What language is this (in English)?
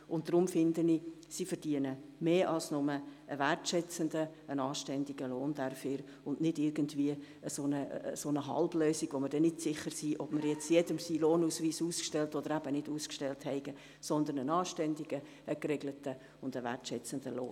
Swiss German